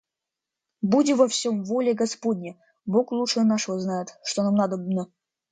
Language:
Russian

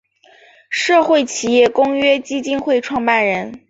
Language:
Chinese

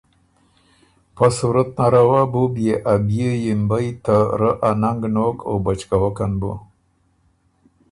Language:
Ormuri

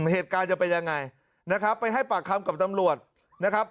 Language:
Thai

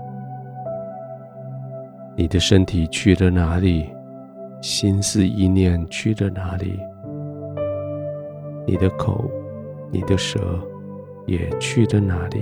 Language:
Chinese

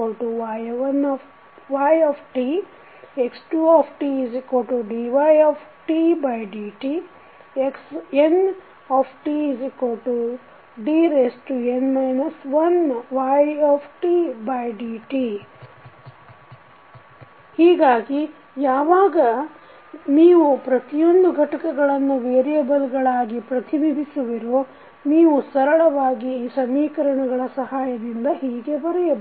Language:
Kannada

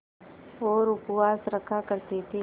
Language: Hindi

